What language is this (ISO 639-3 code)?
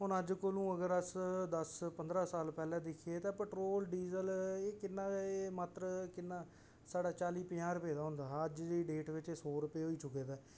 doi